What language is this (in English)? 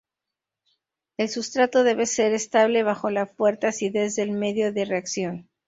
Spanish